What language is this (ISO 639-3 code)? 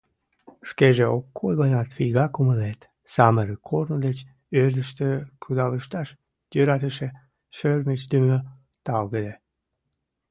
chm